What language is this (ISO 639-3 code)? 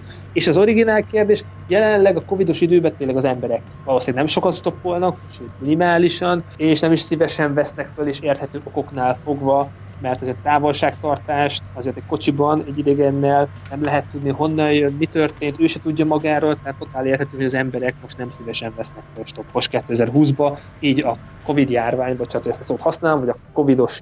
hun